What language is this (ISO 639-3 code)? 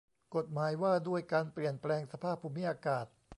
tha